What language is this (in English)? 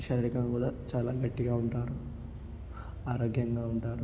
Telugu